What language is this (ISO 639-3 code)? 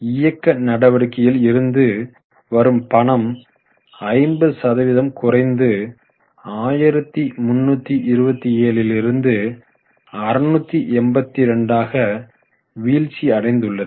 tam